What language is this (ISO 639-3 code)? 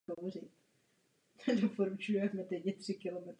ces